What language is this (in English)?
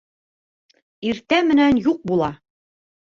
Bashkir